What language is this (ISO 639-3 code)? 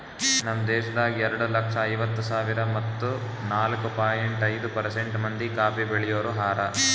kan